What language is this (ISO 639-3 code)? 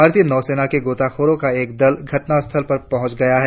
hin